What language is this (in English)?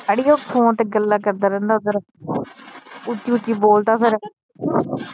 Punjabi